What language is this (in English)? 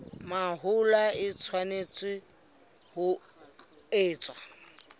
Southern Sotho